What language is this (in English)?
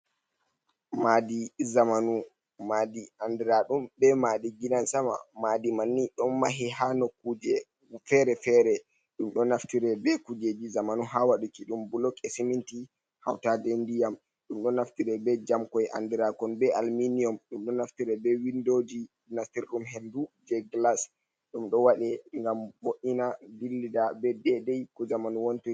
Fula